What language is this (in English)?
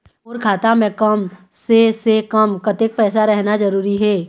Chhattisgarhi